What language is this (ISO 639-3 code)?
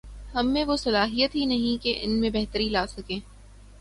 urd